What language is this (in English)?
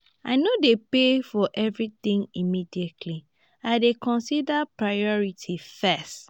Nigerian Pidgin